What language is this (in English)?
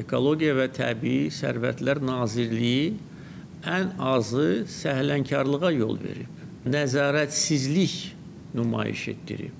Turkish